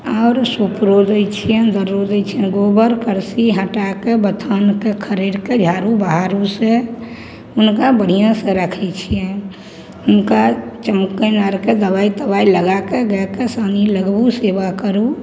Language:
Maithili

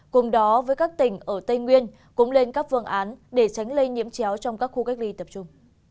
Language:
Vietnamese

